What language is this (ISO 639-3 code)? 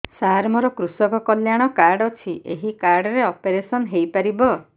ori